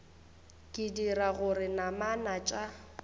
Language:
Northern Sotho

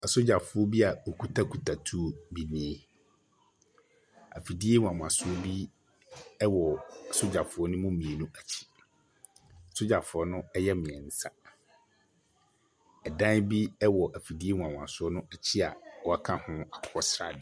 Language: Akan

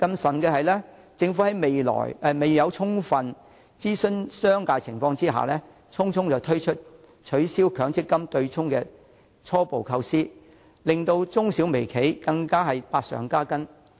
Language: Cantonese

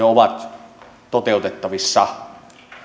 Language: Finnish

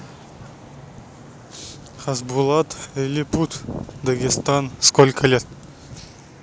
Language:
Russian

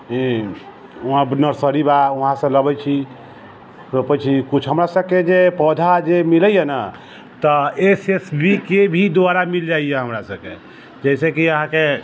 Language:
Maithili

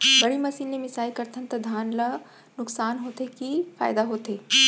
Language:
Chhattisgarhi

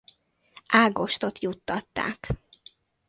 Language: Hungarian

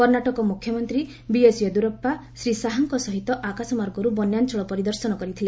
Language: Odia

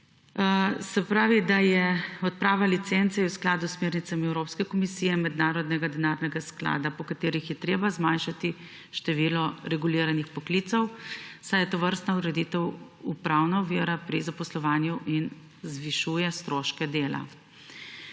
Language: Slovenian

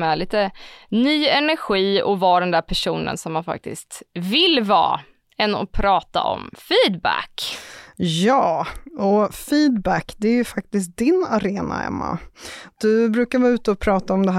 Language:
Swedish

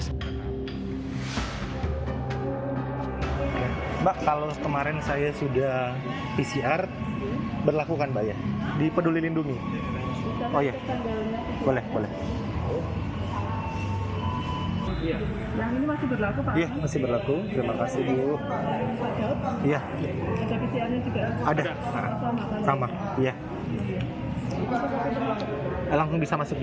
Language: Indonesian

